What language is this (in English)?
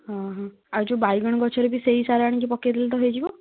Odia